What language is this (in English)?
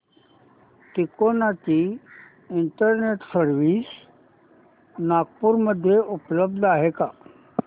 Marathi